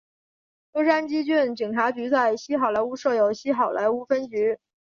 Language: Chinese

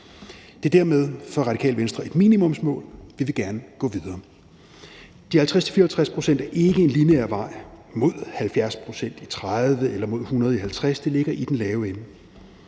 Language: Danish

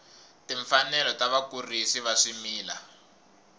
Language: Tsonga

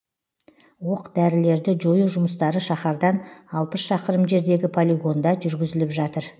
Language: Kazakh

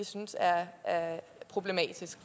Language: Danish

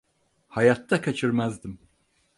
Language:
Turkish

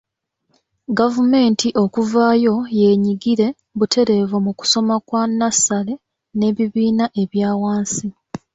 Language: Ganda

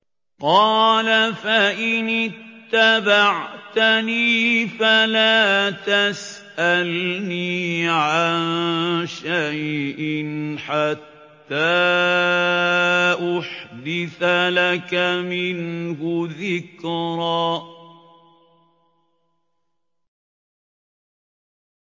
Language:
Arabic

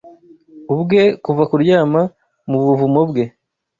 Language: Kinyarwanda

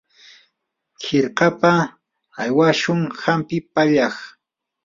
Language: Yanahuanca Pasco Quechua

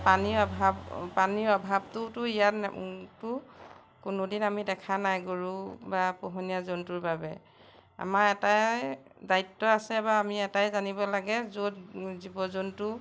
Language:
Assamese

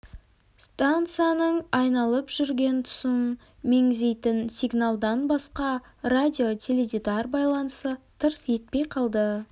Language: Kazakh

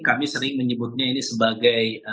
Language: Indonesian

